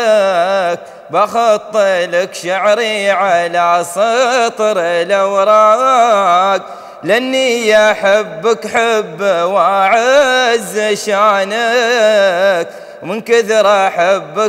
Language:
Arabic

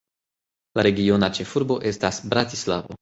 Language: Esperanto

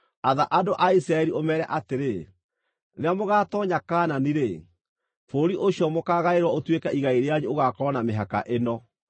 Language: Kikuyu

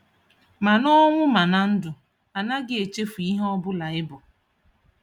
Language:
Igbo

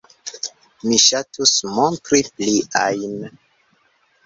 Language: Esperanto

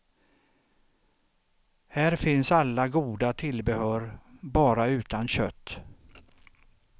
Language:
Swedish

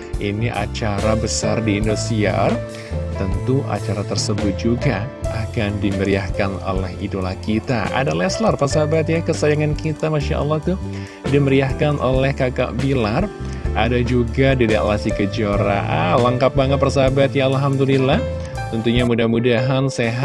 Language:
Indonesian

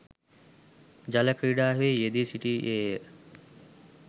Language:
Sinhala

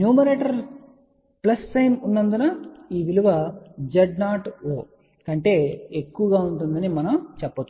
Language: Telugu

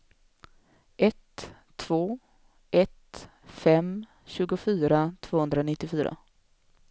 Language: Swedish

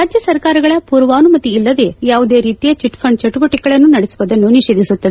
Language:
Kannada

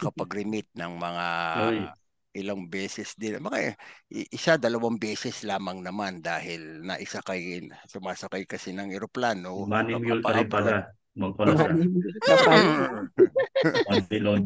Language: Filipino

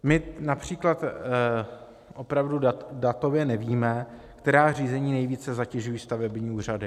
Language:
Czech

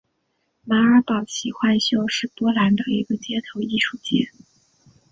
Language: Chinese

